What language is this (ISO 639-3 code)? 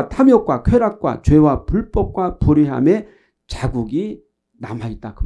kor